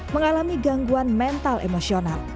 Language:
Indonesian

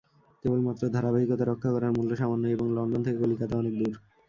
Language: Bangla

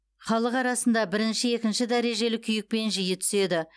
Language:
Kazakh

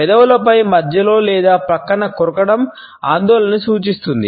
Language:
Telugu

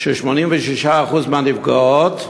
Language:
Hebrew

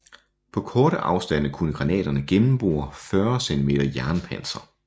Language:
Danish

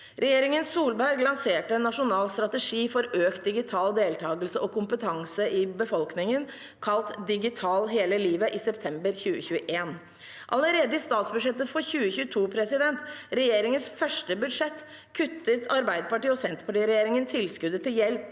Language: Norwegian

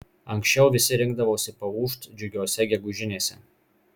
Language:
Lithuanian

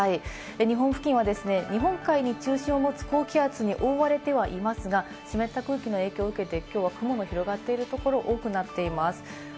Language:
Japanese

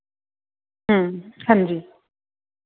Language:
Dogri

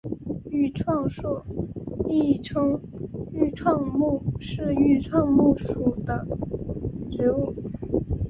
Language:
Chinese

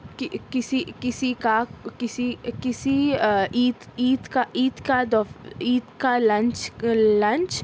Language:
Urdu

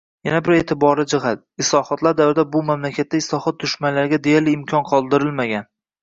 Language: Uzbek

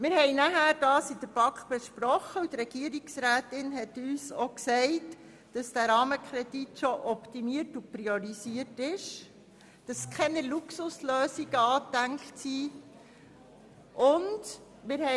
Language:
Swiss German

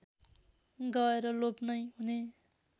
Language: Nepali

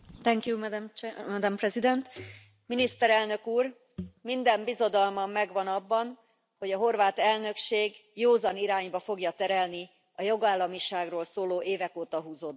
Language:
Hungarian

